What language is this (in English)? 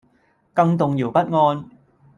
Cantonese